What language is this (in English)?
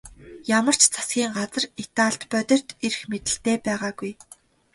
Mongolian